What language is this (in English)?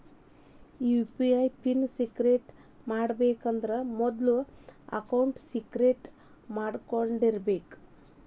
Kannada